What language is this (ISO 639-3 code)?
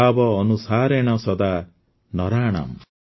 ori